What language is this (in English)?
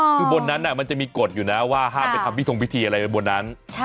Thai